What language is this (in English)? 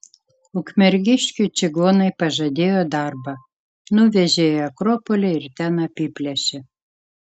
Lithuanian